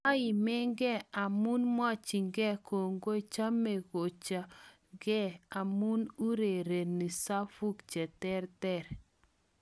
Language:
Kalenjin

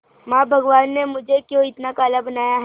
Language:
Hindi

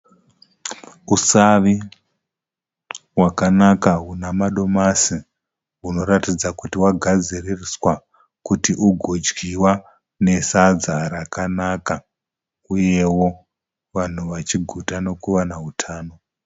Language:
Shona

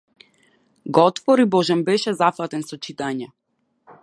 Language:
Macedonian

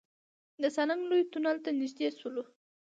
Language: Pashto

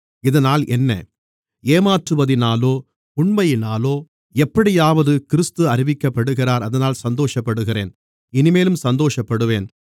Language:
Tamil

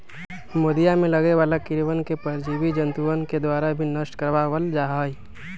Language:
Magahi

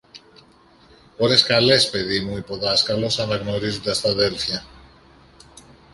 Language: Greek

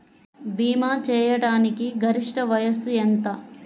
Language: Telugu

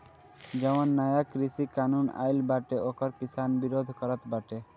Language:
Bhojpuri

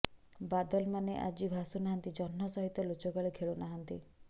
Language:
Odia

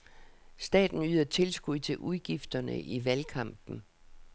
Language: Danish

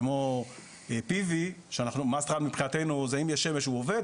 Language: Hebrew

